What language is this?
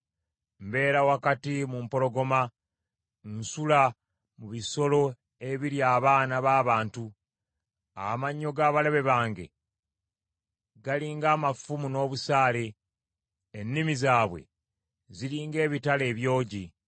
Ganda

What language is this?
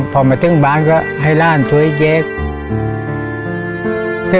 Thai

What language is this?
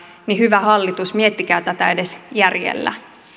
Finnish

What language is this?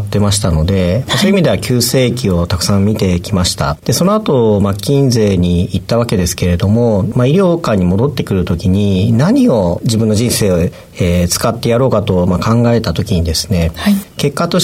Japanese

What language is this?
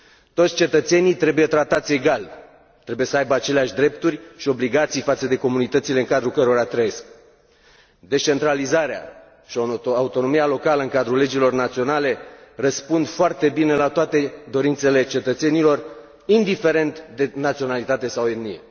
Romanian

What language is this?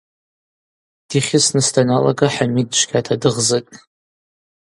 Abaza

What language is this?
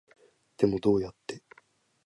Japanese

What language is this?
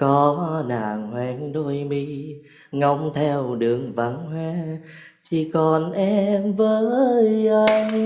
Vietnamese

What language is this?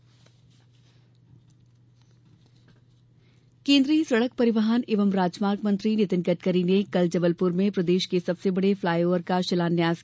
Hindi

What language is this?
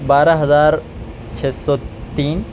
Urdu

